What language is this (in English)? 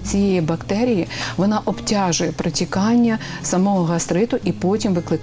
Ukrainian